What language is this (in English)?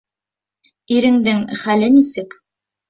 Bashkir